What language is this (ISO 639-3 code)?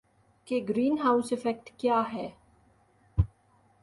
urd